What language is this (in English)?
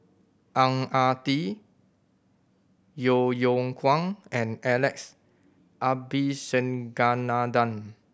English